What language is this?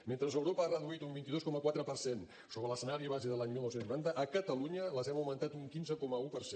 Catalan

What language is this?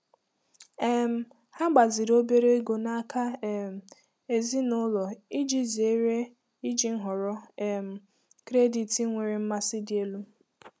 Igbo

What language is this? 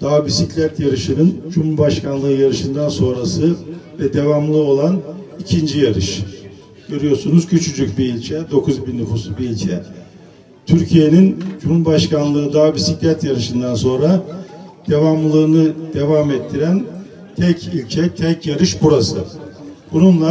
Turkish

